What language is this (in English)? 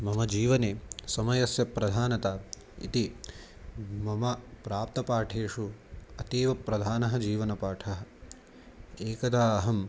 Sanskrit